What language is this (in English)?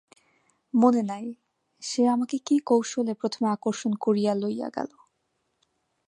Bangla